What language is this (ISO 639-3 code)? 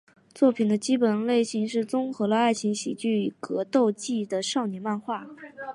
zho